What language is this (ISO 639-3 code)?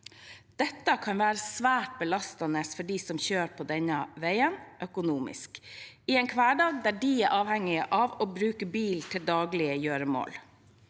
nor